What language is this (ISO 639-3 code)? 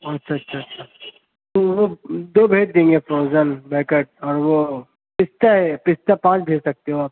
urd